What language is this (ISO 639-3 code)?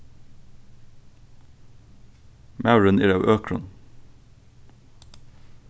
fao